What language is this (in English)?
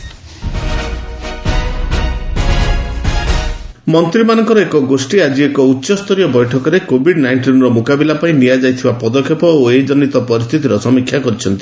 Odia